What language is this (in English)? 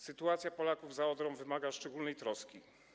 Polish